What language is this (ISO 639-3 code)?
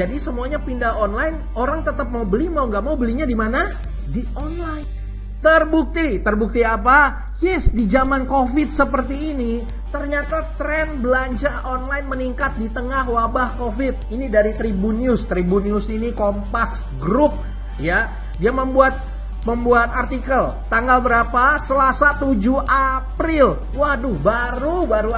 ind